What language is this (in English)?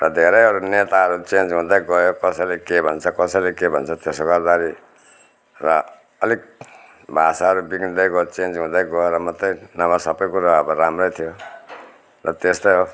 Nepali